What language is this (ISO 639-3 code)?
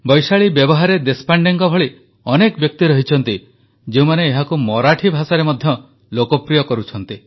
ori